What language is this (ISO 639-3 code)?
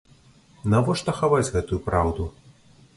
bel